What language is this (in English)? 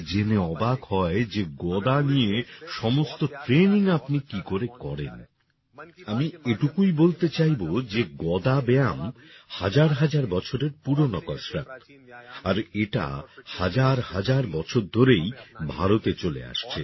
Bangla